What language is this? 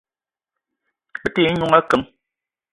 Eton (Cameroon)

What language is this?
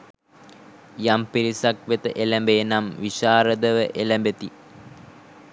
Sinhala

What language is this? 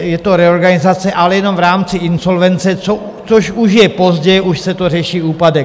Czech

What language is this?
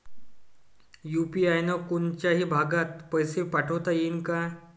Marathi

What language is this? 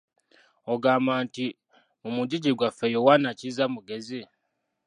Ganda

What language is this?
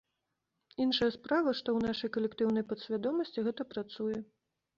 Belarusian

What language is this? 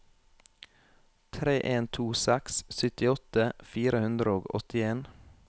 Norwegian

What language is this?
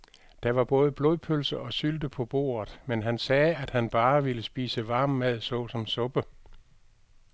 Danish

